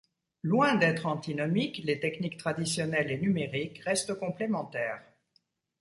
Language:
French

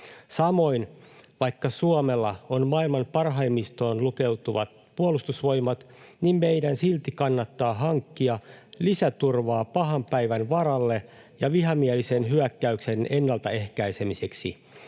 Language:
Finnish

